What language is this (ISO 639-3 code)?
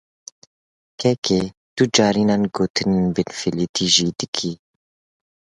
kur